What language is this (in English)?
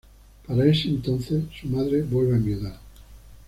Spanish